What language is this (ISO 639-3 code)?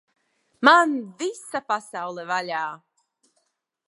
lav